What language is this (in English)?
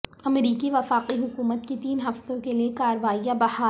Urdu